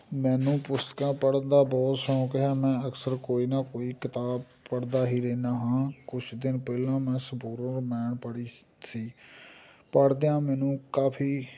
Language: Punjabi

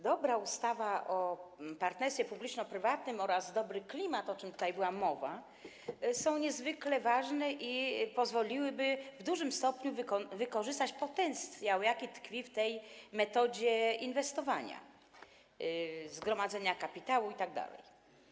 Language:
Polish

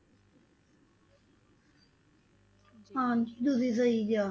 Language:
Punjabi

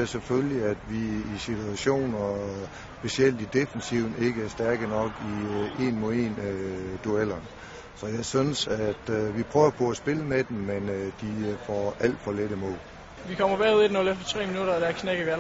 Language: Danish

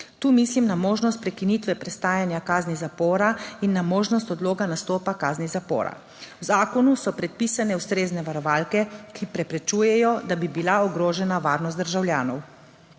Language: Slovenian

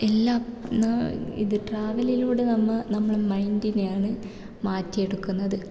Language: Malayalam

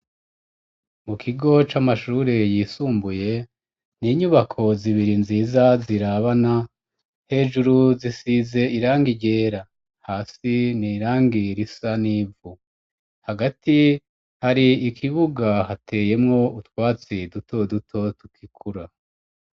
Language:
Rundi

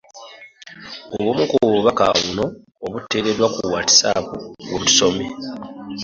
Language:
Ganda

